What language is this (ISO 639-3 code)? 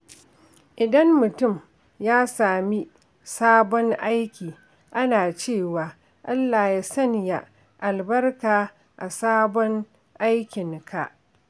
hau